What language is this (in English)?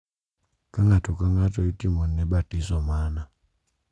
Luo (Kenya and Tanzania)